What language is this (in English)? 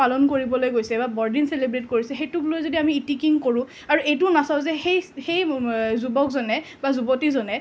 Assamese